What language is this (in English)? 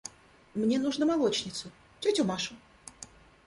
Russian